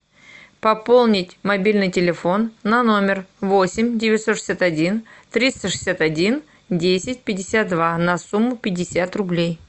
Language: Russian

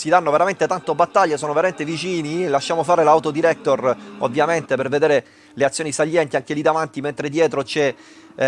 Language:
Italian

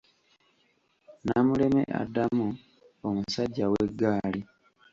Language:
Ganda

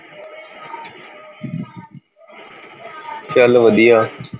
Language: Punjabi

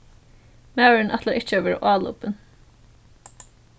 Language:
Faroese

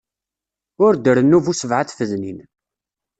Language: Kabyle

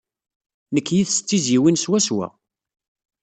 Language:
Kabyle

